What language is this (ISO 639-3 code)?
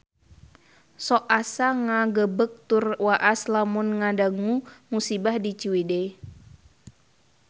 sun